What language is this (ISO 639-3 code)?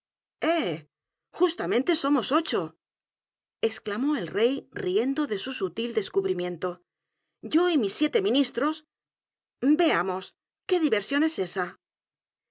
spa